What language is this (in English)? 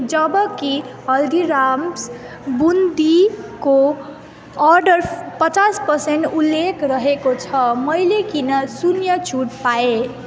Nepali